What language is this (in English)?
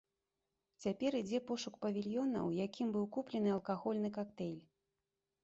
Belarusian